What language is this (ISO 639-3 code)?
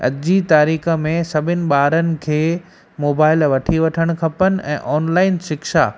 snd